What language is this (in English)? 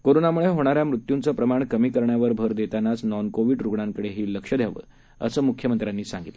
Marathi